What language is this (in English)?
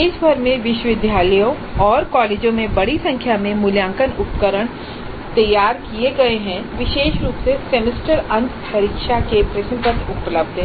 Hindi